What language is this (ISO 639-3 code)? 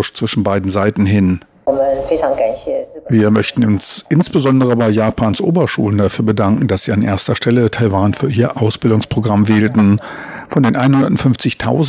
deu